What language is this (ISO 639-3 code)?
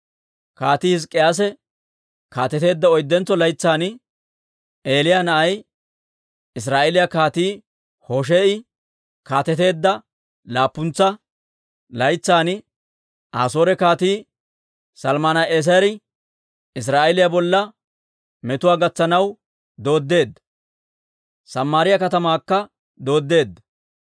dwr